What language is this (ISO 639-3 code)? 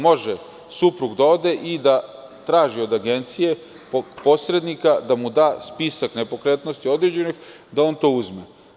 srp